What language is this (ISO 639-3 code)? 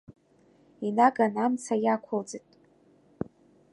abk